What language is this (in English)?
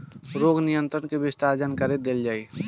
Bhojpuri